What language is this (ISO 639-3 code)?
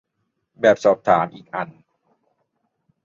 tha